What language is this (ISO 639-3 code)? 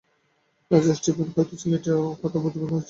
ben